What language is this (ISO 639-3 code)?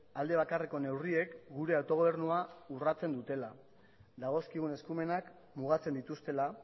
eus